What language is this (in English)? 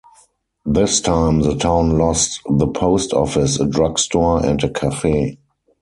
English